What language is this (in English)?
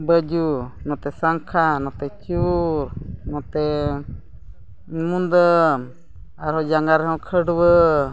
Santali